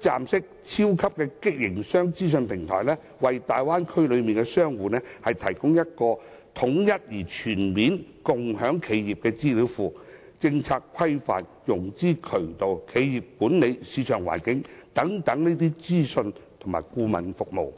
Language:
Cantonese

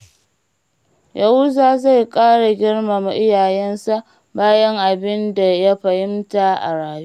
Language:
Hausa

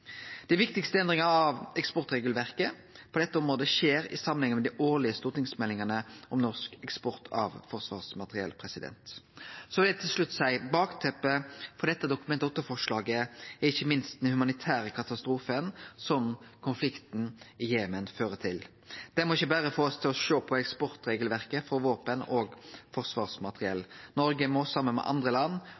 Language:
Norwegian Nynorsk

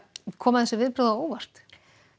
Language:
Icelandic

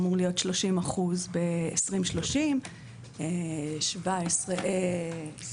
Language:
Hebrew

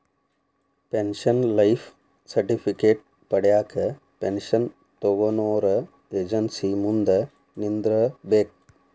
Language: Kannada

